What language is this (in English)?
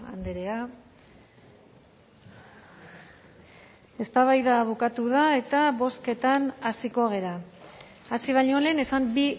Basque